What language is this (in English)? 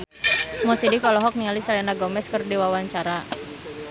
Sundanese